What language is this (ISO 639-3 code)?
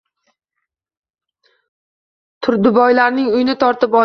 uzb